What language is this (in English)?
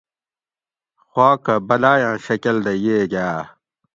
Gawri